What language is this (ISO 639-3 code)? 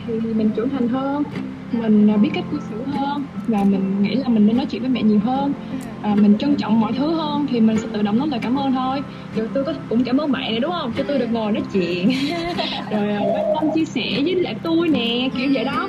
vie